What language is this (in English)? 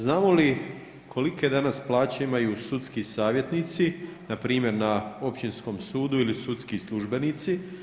Croatian